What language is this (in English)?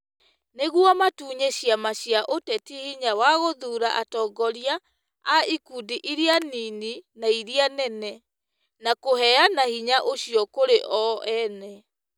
Kikuyu